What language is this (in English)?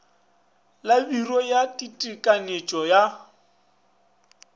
Northern Sotho